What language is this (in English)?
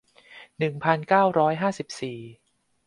Thai